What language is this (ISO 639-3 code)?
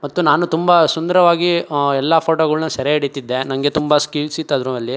kan